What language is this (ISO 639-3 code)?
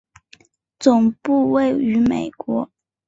zho